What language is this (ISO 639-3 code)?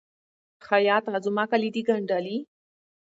pus